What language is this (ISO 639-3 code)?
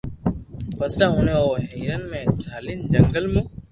lrk